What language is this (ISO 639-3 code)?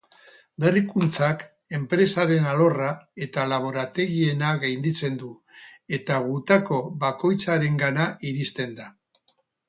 eus